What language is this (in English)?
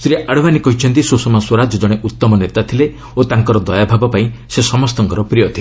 Odia